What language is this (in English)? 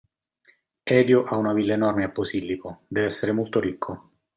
Italian